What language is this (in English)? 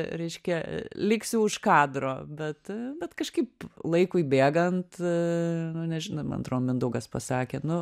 Lithuanian